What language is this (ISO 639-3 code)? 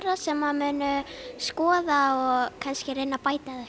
isl